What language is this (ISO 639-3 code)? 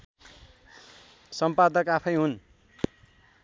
nep